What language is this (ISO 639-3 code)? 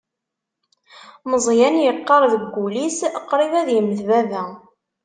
kab